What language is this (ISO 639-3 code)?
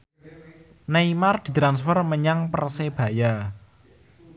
jav